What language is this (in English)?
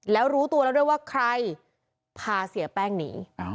Thai